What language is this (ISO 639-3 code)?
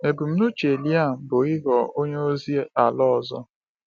ibo